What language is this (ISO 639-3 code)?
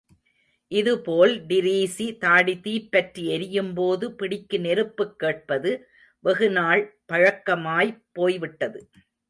tam